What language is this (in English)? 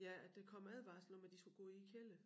Danish